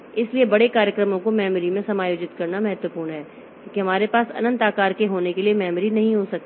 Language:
Hindi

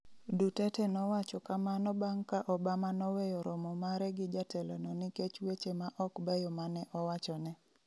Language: Luo (Kenya and Tanzania)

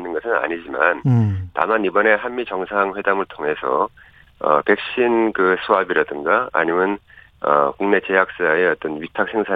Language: Korean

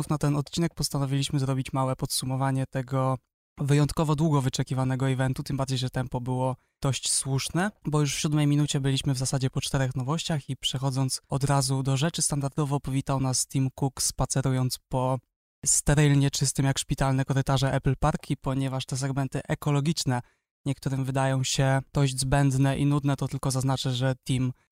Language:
Polish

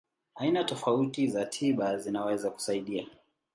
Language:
Swahili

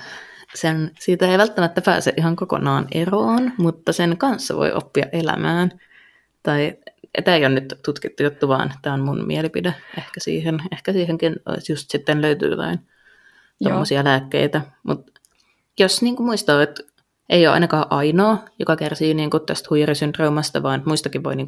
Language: Finnish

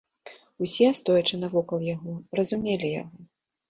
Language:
Belarusian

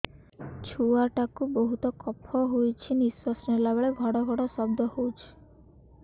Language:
Odia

